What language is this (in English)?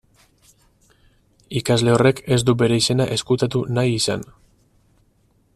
Basque